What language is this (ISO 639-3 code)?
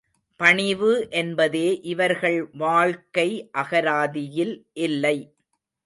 tam